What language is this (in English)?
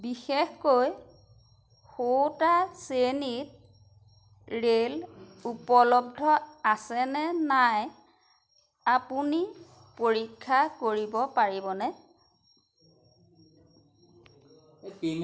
Assamese